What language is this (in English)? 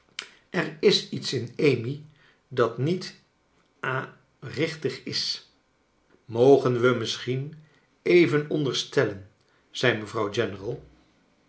Dutch